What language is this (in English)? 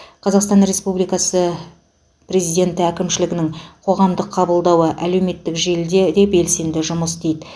Kazakh